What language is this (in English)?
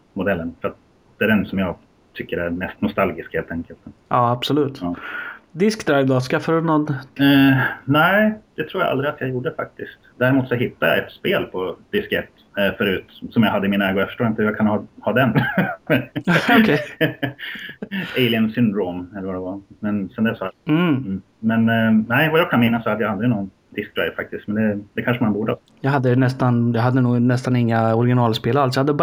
Swedish